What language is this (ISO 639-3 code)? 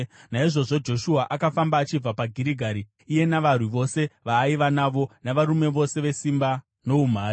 sna